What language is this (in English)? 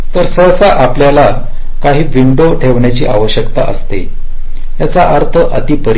Marathi